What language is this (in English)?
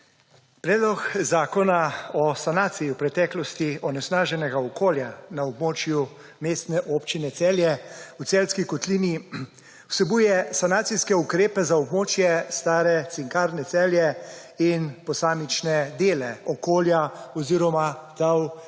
Slovenian